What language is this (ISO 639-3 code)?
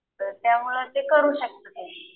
mar